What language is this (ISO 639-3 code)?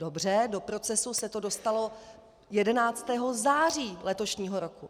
ces